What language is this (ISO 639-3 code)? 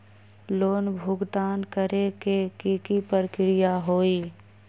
mag